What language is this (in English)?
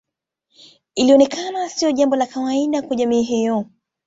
Swahili